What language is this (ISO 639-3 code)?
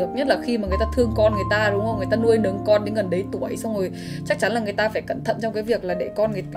vie